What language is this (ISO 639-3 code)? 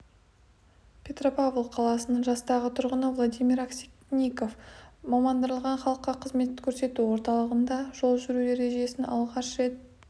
kaz